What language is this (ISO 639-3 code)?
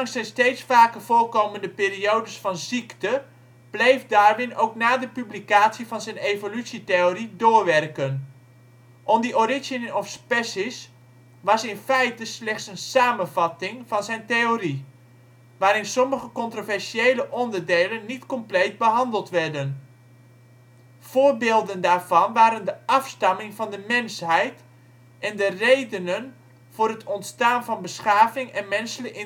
nld